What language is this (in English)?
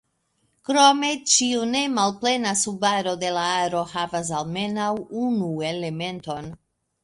Esperanto